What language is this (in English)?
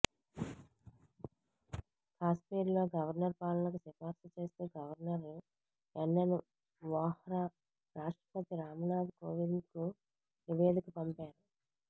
Telugu